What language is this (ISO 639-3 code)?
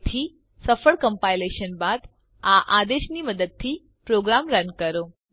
guj